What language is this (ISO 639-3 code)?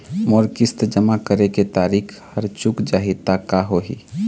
hne